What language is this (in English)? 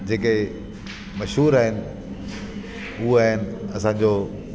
Sindhi